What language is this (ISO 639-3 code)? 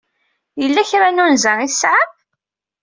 kab